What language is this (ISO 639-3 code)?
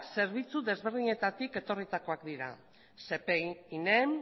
eus